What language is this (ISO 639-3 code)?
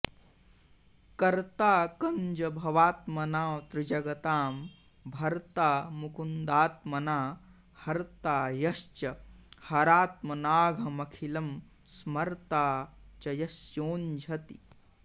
san